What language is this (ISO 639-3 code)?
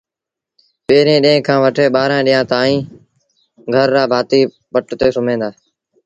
sbn